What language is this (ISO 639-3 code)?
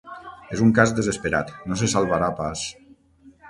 cat